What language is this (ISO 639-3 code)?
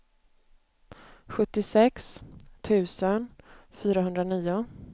swe